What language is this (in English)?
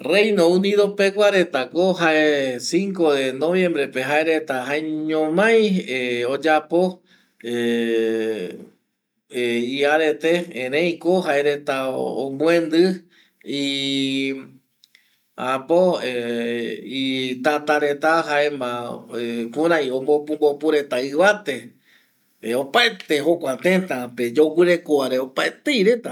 Eastern Bolivian Guaraní